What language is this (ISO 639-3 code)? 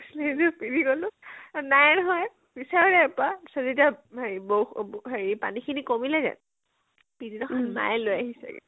asm